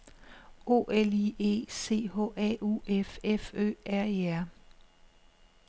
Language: Danish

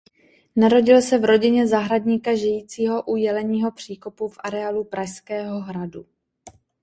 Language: Czech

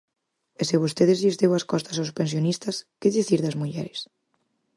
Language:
Galician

